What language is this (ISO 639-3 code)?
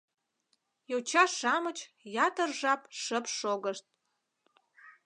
chm